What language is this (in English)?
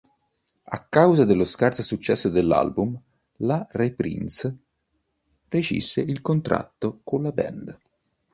Italian